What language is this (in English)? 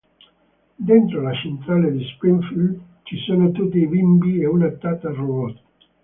Italian